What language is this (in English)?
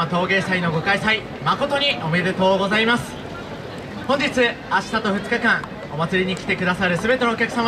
Japanese